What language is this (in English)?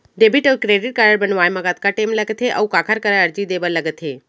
Chhattisgarhi